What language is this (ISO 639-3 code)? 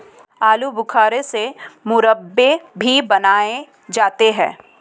hin